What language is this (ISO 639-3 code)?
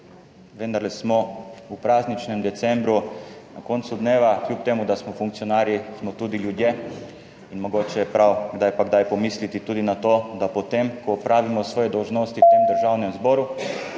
slv